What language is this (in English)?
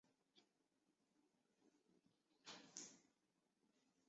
Chinese